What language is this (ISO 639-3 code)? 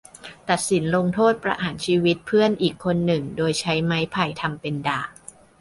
tha